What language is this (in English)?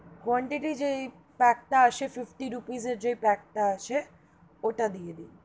Bangla